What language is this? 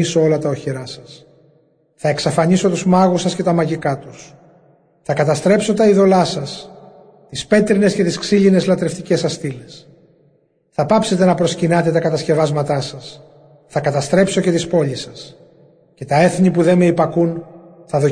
Greek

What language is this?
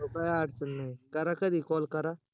Marathi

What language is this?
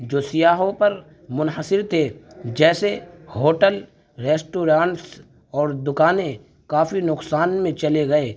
Urdu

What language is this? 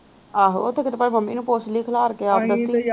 Punjabi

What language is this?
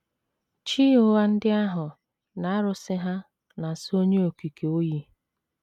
Igbo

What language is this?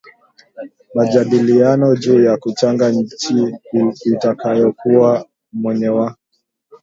Swahili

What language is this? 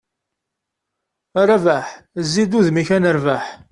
Kabyle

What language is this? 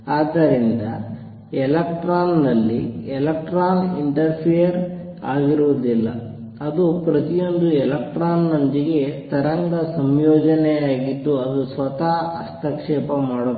Kannada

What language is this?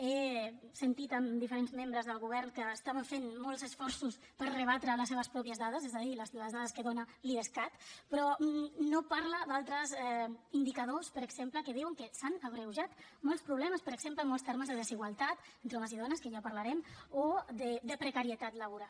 Catalan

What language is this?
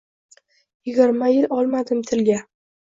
Uzbek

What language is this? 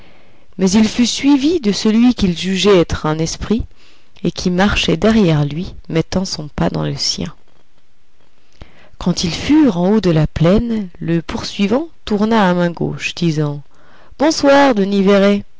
French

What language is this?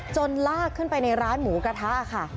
Thai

